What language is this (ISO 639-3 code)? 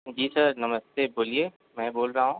hin